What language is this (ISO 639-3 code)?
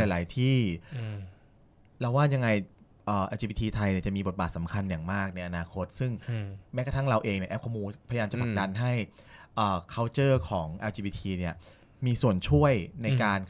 tha